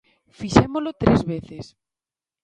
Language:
Galician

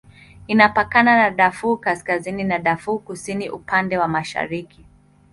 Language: Swahili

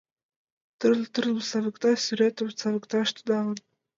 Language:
Mari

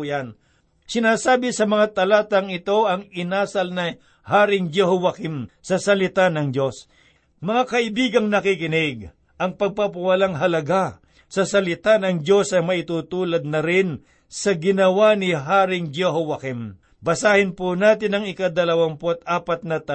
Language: Filipino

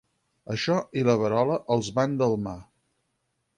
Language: Catalan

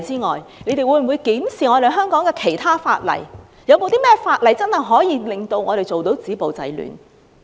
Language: Cantonese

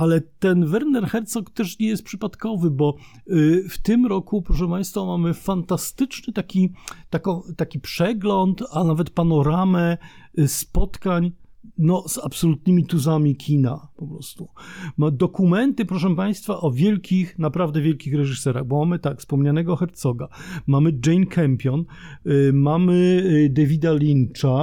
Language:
Polish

